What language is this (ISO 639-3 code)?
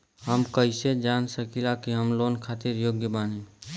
bho